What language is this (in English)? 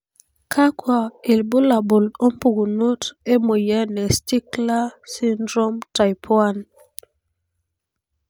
Masai